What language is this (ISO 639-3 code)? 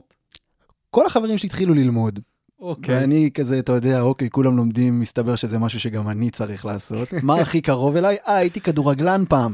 heb